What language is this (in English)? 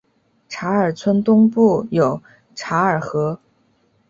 Chinese